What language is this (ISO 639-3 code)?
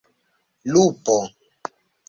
epo